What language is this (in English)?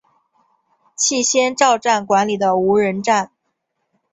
Chinese